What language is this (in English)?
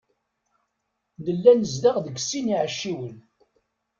Kabyle